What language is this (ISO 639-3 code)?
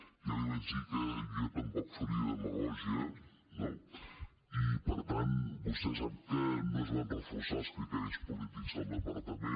cat